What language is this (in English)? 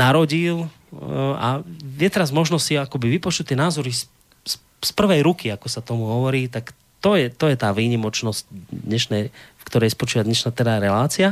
Slovak